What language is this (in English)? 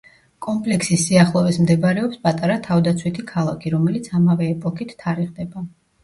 Georgian